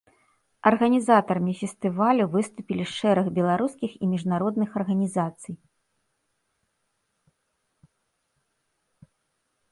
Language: Belarusian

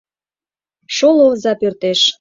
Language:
Mari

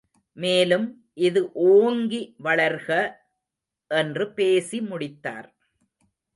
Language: Tamil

